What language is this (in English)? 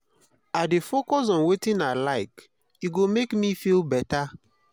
Nigerian Pidgin